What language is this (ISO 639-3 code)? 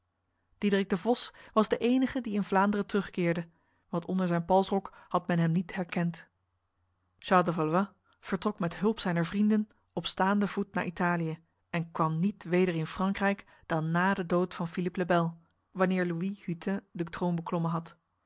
nld